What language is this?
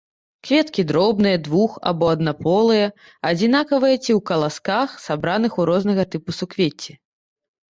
Belarusian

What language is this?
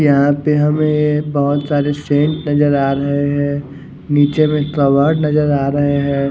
Hindi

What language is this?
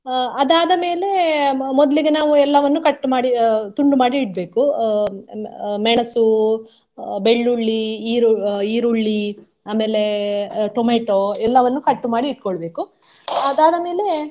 Kannada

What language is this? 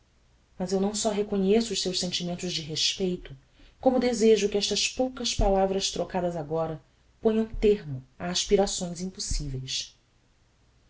Portuguese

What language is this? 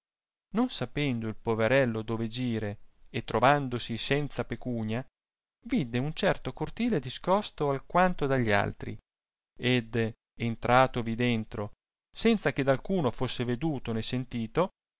Italian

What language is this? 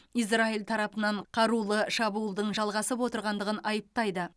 Kazakh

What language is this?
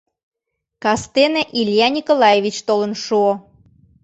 Mari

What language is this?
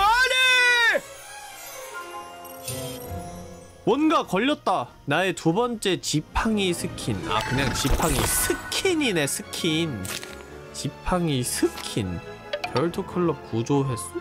Korean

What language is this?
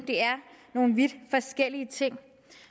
Danish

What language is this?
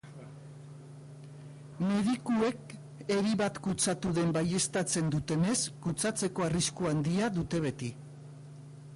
Basque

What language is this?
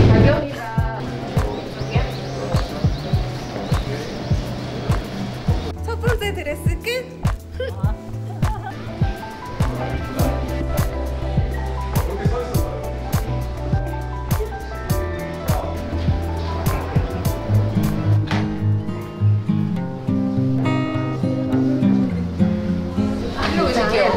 Korean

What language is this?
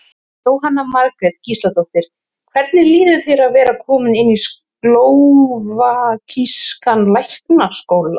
Icelandic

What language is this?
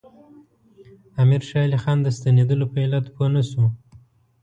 Pashto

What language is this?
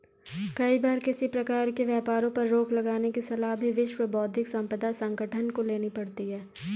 Hindi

